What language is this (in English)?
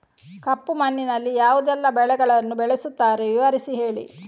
Kannada